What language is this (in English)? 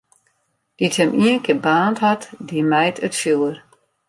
Western Frisian